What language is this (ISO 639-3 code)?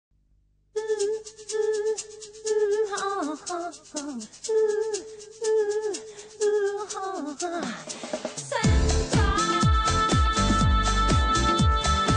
ces